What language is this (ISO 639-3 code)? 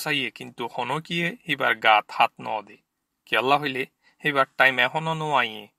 ron